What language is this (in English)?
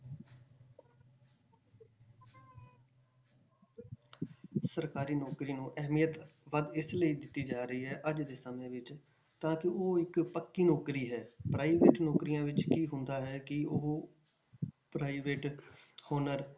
Punjabi